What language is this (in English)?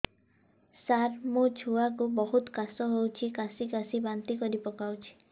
Odia